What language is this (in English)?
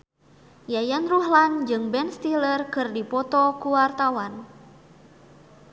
Sundanese